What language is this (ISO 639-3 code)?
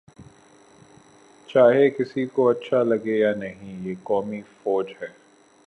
urd